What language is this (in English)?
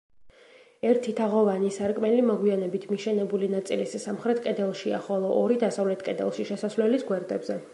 Georgian